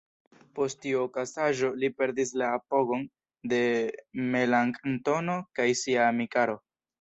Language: Esperanto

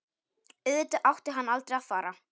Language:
Icelandic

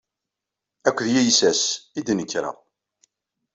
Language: Kabyle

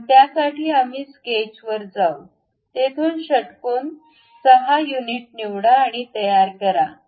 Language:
Marathi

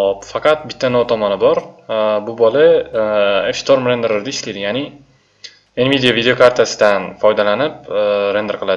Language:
Turkish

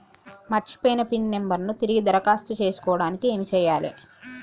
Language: Telugu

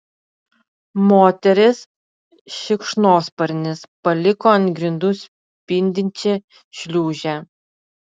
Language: Lithuanian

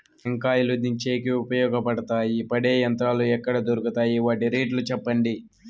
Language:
Telugu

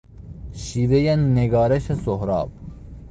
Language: Persian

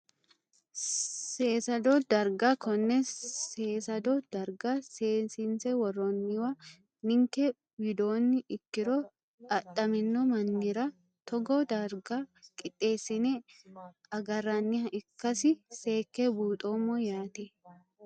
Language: Sidamo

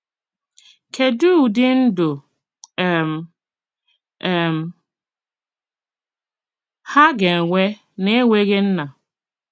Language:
Igbo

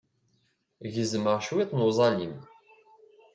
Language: Kabyle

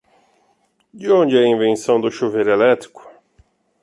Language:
Portuguese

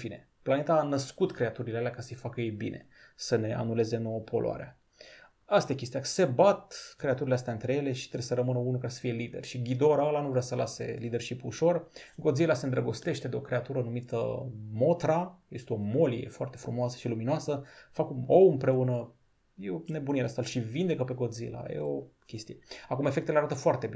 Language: Romanian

